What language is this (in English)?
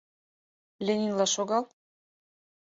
Mari